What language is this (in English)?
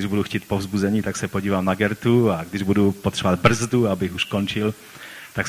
Czech